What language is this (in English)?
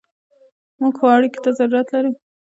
Pashto